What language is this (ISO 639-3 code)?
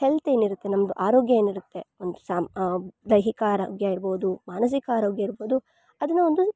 kan